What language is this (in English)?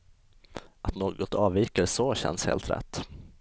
Swedish